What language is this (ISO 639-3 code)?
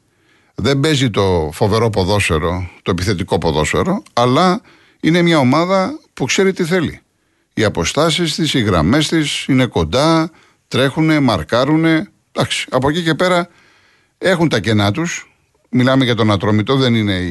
ell